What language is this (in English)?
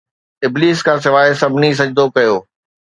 Sindhi